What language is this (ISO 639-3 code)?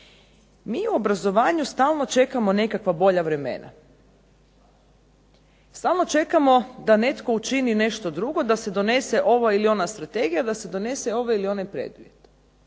hrv